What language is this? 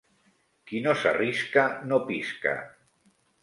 Catalan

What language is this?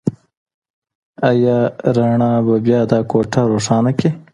Pashto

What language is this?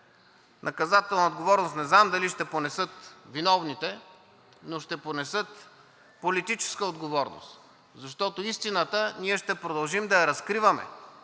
Bulgarian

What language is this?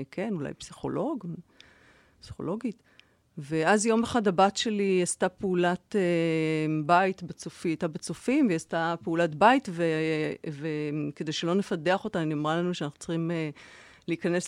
Hebrew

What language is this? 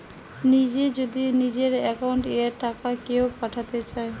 Bangla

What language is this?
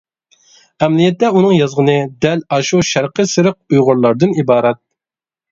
Uyghur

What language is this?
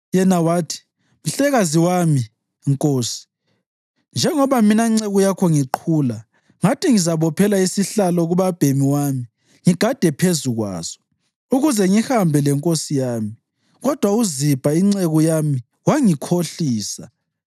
North Ndebele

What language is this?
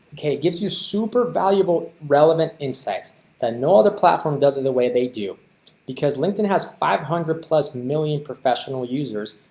English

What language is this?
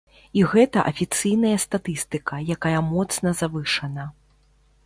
Belarusian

